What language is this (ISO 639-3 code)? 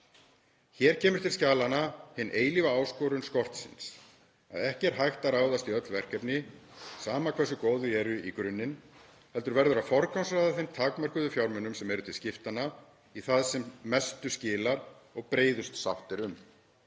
isl